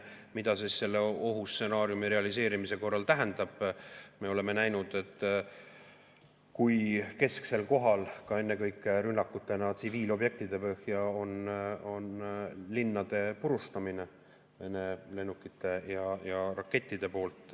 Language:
Estonian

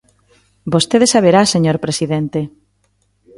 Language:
Galician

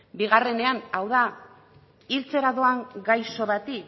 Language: Basque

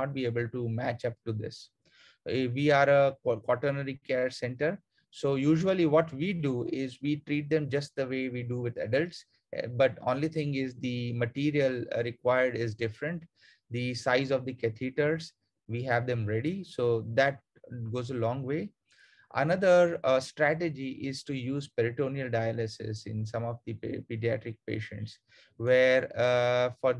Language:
English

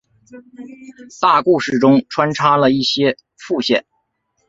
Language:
Chinese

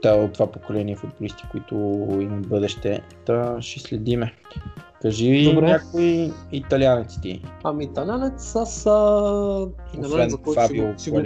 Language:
Bulgarian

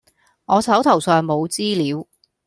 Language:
Cantonese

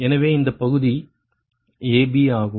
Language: Tamil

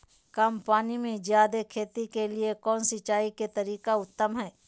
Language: Magahi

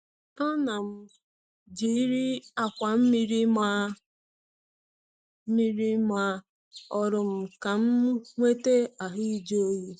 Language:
Igbo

